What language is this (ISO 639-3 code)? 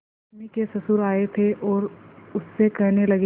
hin